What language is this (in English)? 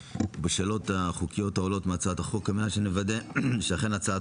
Hebrew